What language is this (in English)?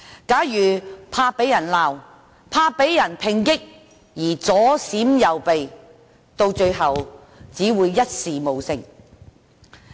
Cantonese